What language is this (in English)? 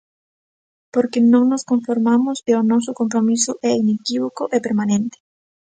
Galician